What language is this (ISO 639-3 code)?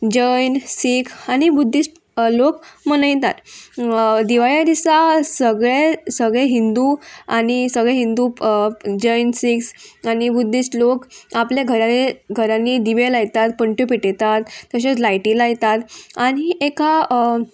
kok